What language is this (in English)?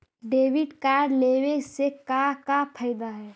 Magahi